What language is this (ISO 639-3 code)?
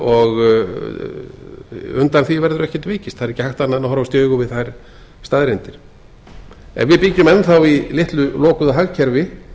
isl